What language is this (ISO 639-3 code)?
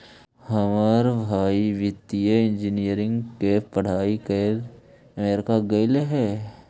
mag